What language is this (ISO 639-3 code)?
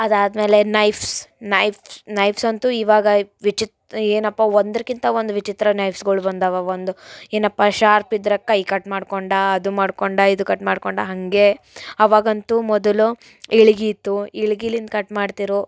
kan